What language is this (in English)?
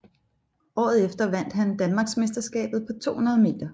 Danish